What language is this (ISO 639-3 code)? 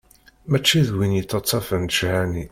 kab